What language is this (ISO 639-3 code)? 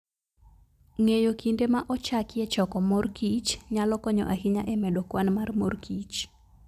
luo